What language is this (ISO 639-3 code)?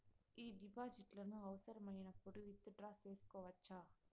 tel